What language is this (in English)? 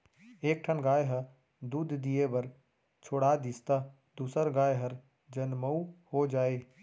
Chhattisgarhi